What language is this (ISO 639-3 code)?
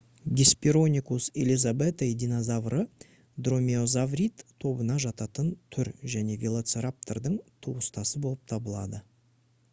kaz